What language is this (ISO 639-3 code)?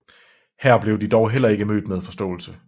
dan